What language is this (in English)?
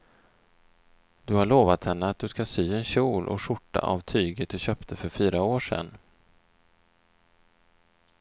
Swedish